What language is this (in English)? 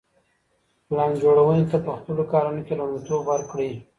Pashto